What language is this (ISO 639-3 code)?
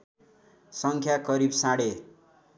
nep